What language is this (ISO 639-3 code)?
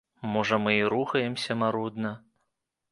bel